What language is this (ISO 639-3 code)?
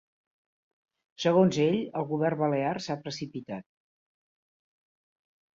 cat